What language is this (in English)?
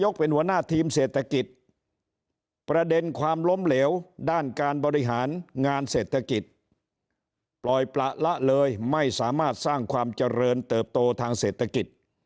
Thai